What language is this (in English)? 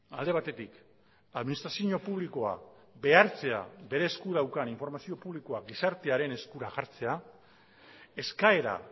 Basque